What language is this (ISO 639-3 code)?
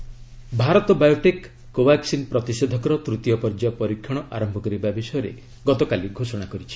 ori